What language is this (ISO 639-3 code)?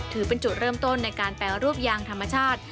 tha